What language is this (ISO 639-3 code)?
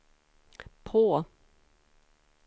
swe